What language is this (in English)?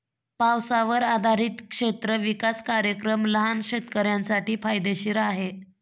Marathi